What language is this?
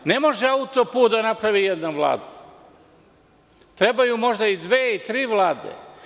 Serbian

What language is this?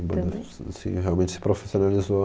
Portuguese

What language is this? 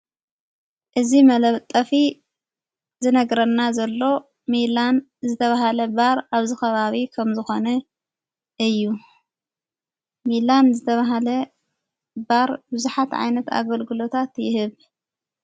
Tigrinya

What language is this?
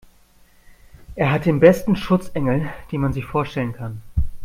German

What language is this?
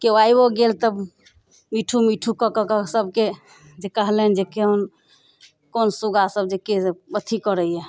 Maithili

